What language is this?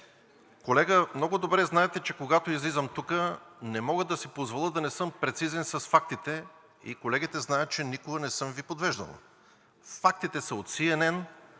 Bulgarian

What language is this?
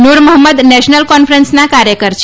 Gujarati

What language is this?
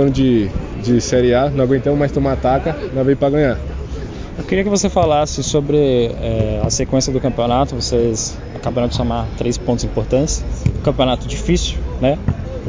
Portuguese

